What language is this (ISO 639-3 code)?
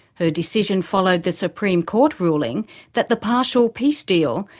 eng